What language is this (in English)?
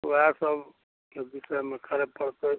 Maithili